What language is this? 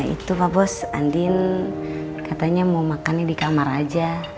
Indonesian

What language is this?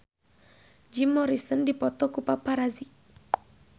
Sundanese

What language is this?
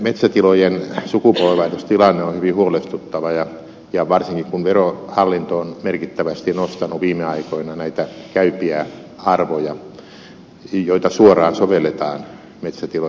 Finnish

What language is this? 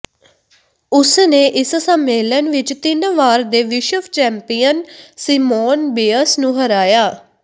Punjabi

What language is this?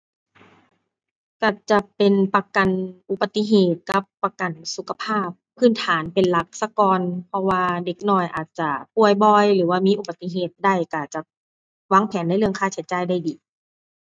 Thai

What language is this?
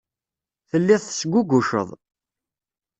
Kabyle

